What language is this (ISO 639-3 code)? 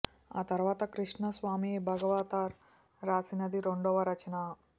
tel